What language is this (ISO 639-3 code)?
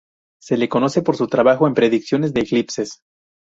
spa